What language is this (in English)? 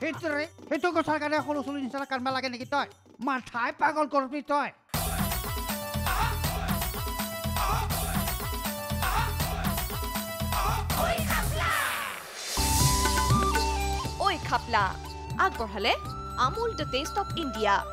Hindi